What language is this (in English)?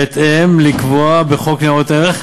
Hebrew